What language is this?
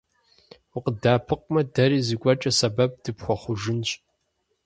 Kabardian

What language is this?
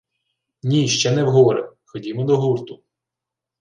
Ukrainian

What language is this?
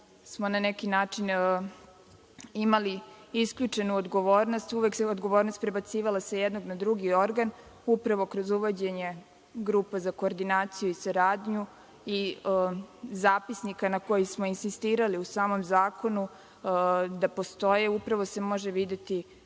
Serbian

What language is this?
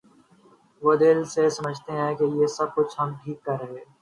Urdu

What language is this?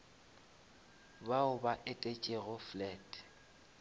Northern Sotho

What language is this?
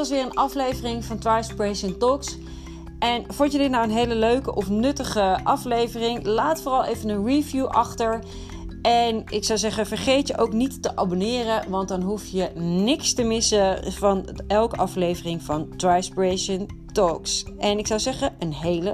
Dutch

